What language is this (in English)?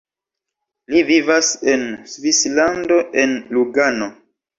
Esperanto